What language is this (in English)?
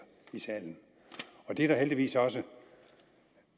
Danish